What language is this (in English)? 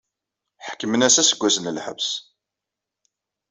Kabyle